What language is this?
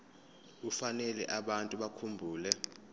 Zulu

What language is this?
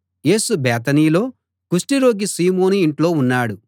Telugu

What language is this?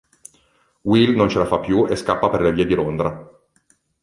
Italian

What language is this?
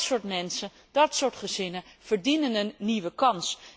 Dutch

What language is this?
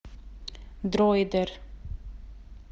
Russian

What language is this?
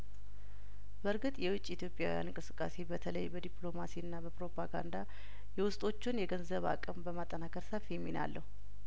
Amharic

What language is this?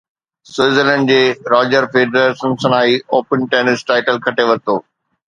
Sindhi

